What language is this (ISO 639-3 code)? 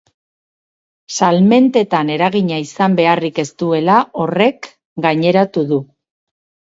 eus